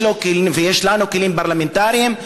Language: Hebrew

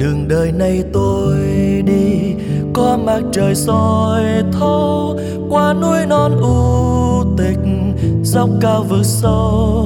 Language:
Vietnamese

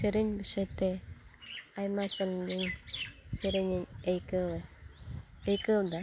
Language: Santali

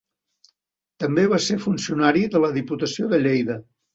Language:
Catalan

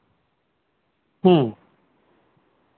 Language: Santali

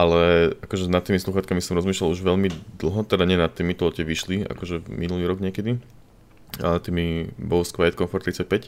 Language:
Slovak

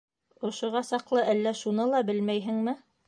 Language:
Bashkir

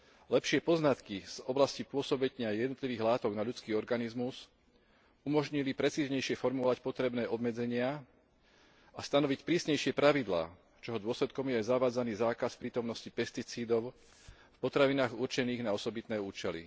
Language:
Slovak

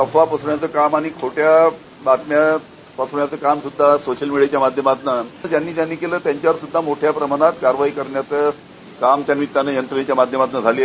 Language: Marathi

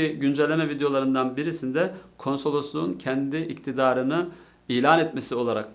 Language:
Turkish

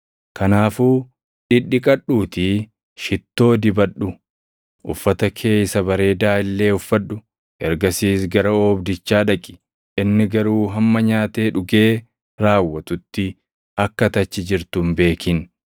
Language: Oromo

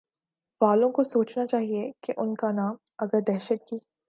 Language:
Urdu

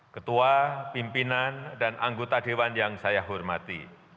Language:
Indonesian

